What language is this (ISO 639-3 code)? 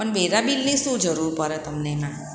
guj